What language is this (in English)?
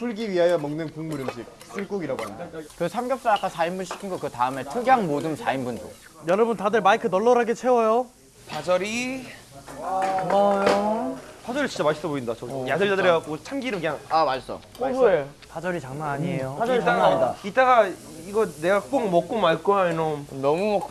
Korean